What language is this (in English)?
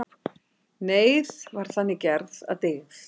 Icelandic